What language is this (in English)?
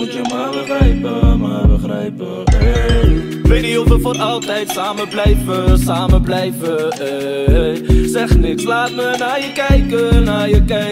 Dutch